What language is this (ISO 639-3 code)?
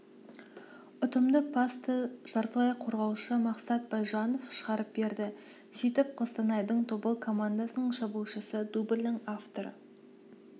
kaz